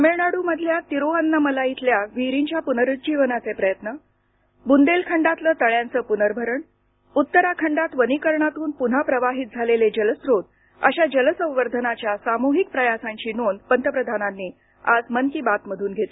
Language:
Marathi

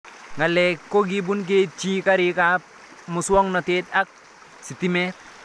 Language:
Kalenjin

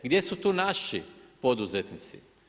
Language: Croatian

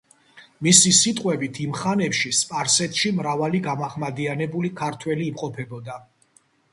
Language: Georgian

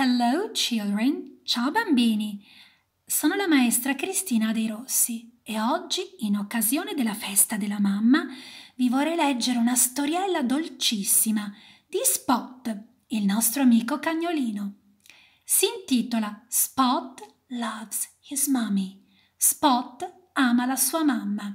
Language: Italian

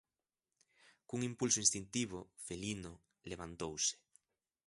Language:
Galician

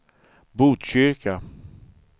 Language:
Swedish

